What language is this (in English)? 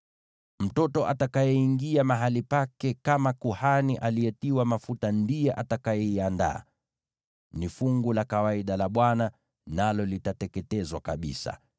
Swahili